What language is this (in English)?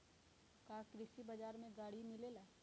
Magahi